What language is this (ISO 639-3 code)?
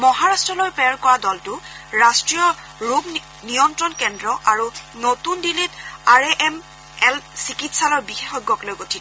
asm